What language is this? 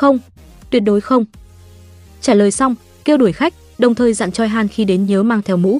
Vietnamese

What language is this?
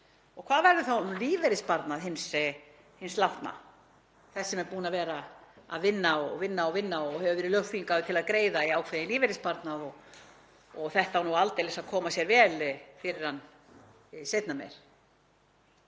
Icelandic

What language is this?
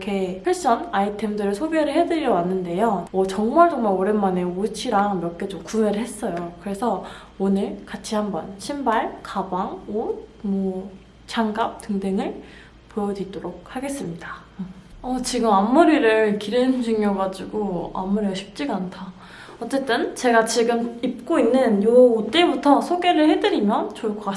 Korean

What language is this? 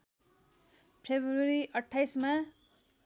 Nepali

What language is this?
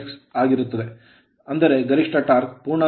Kannada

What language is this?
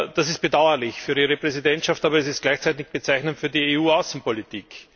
German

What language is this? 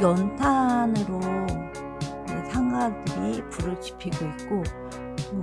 Korean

